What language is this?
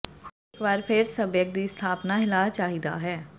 Punjabi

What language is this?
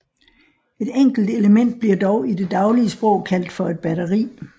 Danish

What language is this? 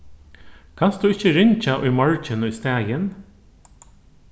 Faroese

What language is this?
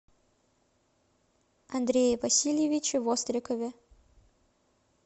Russian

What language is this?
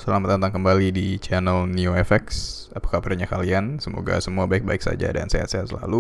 Indonesian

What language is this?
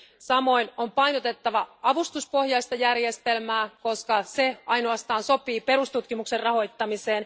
Finnish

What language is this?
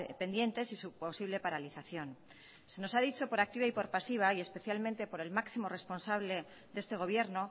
Spanish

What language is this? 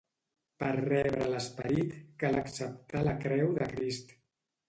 Catalan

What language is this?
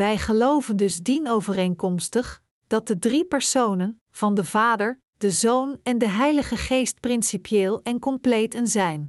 Dutch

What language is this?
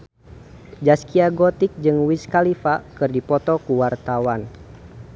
Sundanese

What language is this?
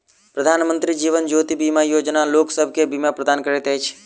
Maithili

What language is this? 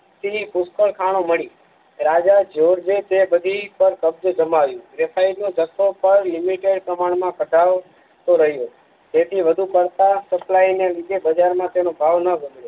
Gujarati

